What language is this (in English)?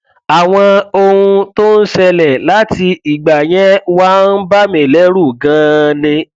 Yoruba